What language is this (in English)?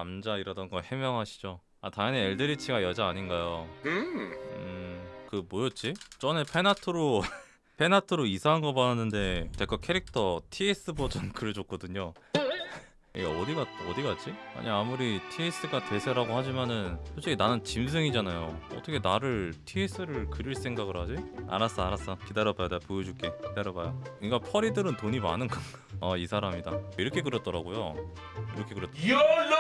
Korean